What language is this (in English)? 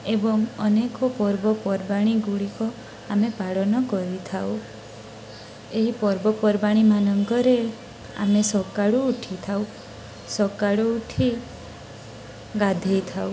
Odia